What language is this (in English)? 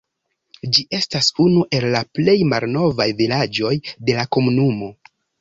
Esperanto